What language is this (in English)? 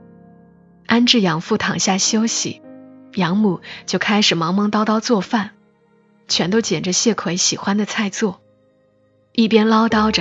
Chinese